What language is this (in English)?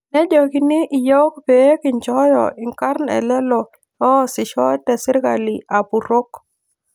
Masai